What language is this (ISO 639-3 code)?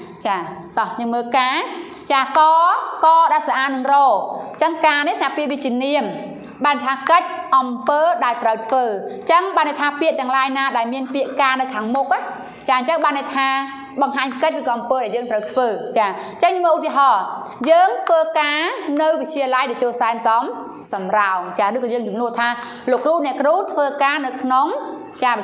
tha